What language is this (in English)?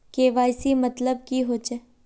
Magahi